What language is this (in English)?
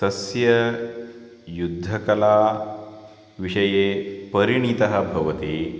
Sanskrit